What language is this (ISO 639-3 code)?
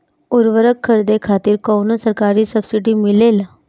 bho